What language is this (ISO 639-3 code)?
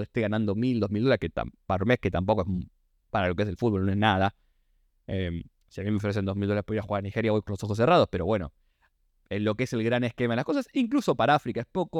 spa